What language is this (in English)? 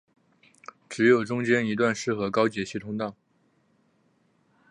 Chinese